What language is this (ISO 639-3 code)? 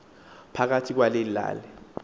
xho